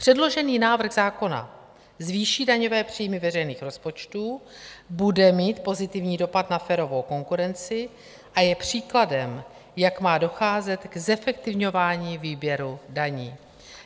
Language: Czech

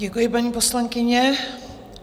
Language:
Czech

